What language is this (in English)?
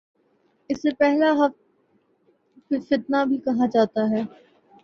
Urdu